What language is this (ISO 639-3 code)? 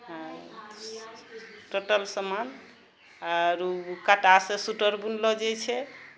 mai